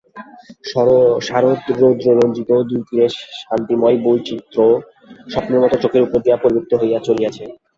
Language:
Bangla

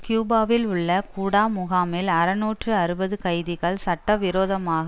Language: Tamil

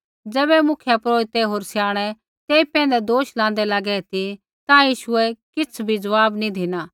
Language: Kullu Pahari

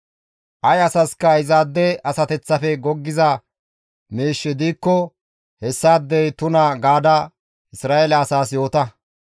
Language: Gamo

